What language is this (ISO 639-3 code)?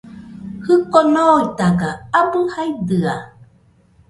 hux